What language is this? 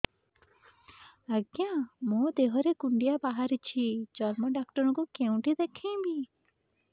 Odia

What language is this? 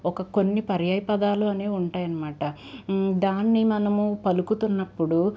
Telugu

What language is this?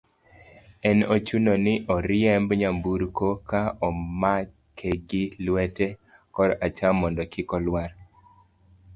Luo (Kenya and Tanzania)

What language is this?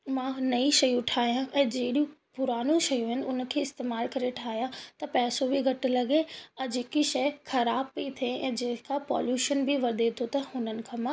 Sindhi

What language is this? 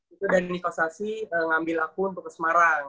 Indonesian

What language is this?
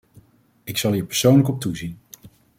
Dutch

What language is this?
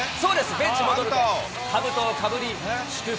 Japanese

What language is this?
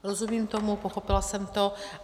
Czech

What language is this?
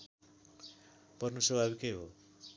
Nepali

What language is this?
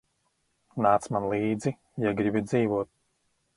Latvian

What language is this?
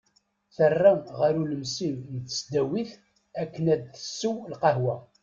Kabyle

